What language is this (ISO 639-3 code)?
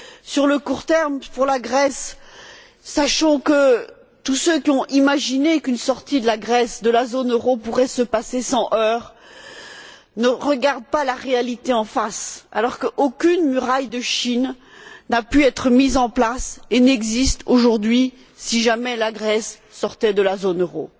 fra